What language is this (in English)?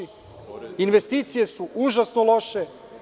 Serbian